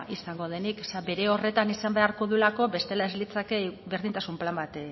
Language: Basque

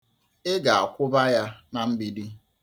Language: Igbo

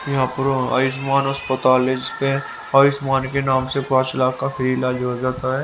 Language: Hindi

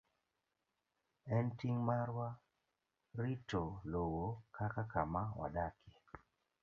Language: Luo (Kenya and Tanzania)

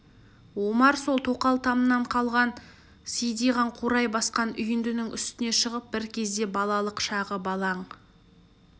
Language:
Kazakh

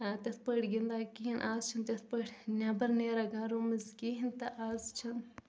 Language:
Kashmiri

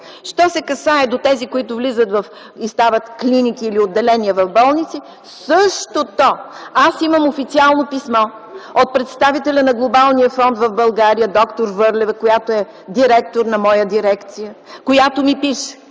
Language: Bulgarian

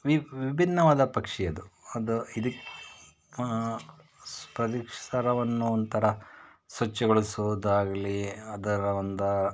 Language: Kannada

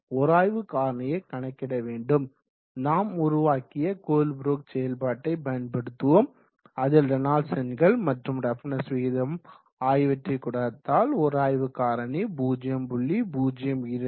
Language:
Tamil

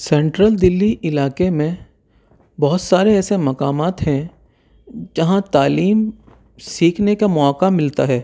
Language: Urdu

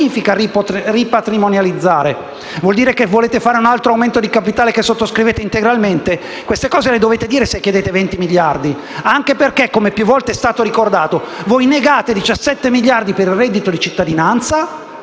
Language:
Italian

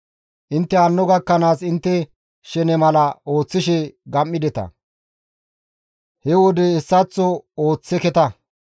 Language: Gamo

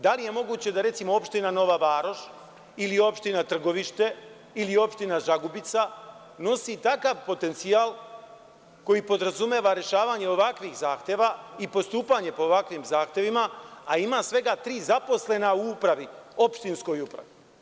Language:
Serbian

